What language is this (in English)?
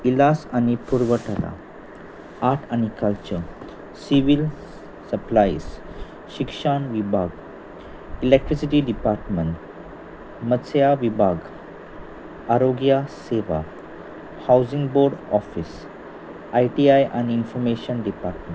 Konkani